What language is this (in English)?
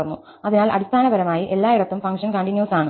Malayalam